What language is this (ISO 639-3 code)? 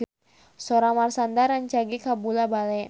sun